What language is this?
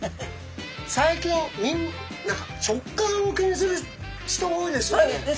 Japanese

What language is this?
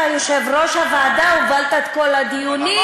Hebrew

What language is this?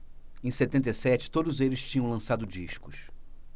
Portuguese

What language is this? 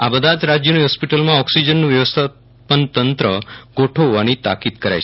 Gujarati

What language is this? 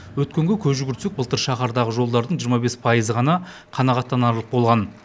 Kazakh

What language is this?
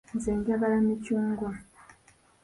Ganda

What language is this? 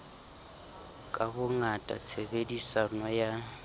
Southern Sotho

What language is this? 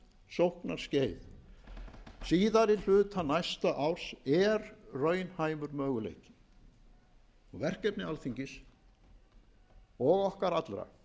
Icelandic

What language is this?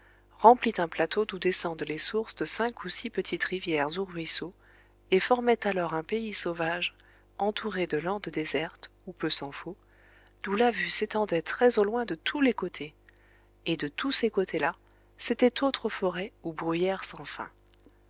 French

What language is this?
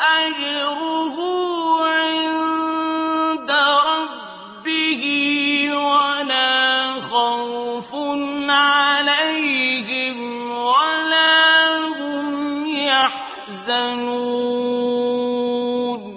Arabic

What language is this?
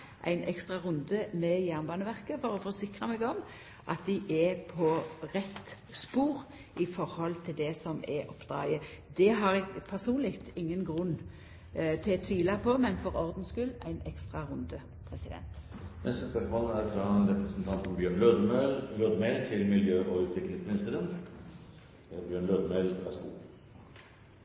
Norwegian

